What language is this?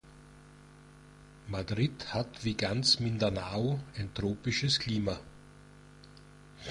German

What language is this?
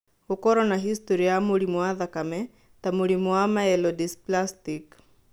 Kikuyu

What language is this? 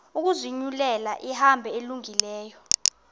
Xhosa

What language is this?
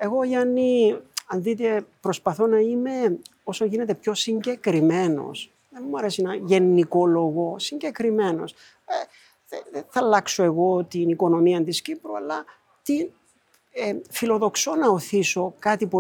Greek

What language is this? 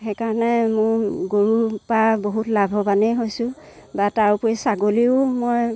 Assamese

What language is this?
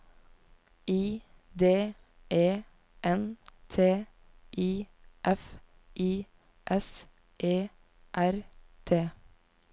Norwegian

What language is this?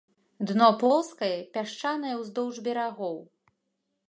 Belarusian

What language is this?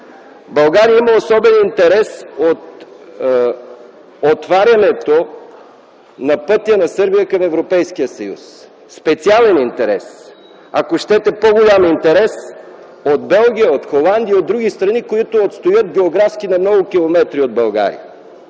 Bulgarian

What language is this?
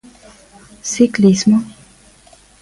Galician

